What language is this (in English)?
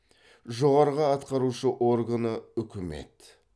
Kazakh